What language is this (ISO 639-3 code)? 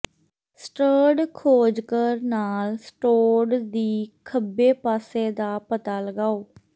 pan